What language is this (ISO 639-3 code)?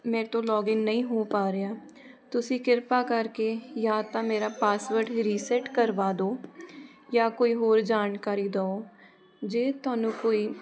pan